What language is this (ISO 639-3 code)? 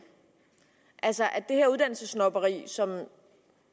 dan